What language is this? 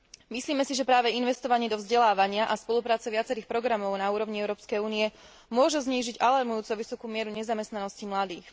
Slovak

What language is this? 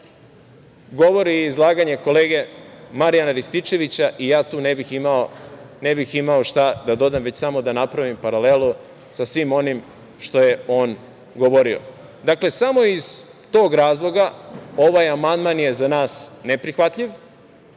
Serbian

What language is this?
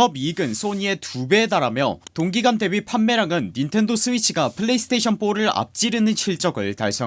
Korean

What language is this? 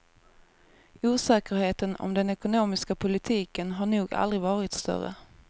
Swedish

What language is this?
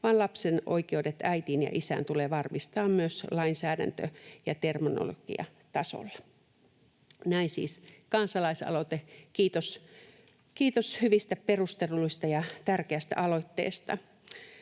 Finnish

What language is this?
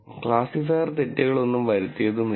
Malayalam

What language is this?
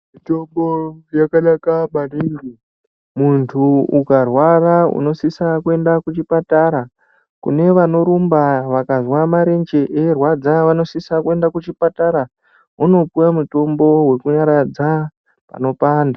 Ndau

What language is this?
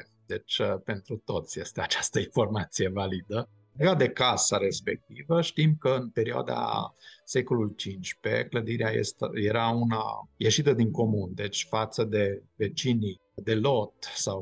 Romanian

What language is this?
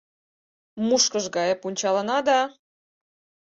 Mari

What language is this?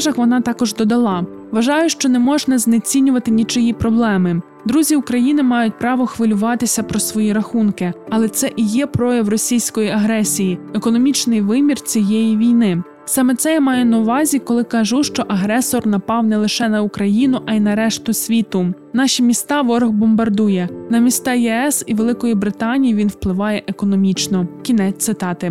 Ukrainian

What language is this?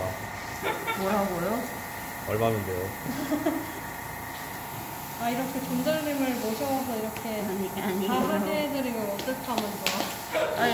Korean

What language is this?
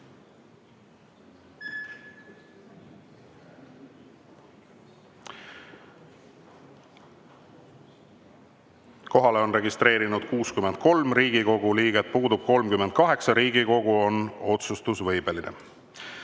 Estonian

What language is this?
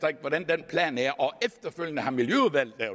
Danish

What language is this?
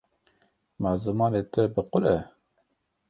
Kurdish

